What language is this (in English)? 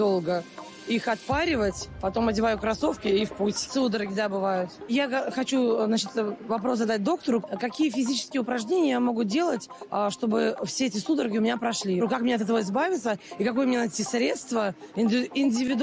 Russian